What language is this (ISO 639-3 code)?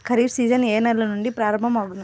tel